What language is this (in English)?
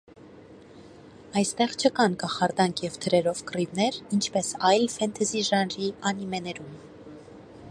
Armenian